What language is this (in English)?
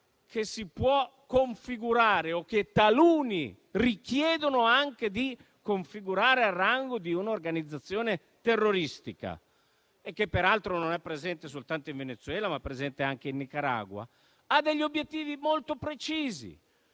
Italian